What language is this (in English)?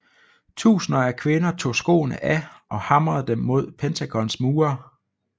Danish